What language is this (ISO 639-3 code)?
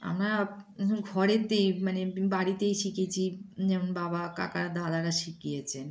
ben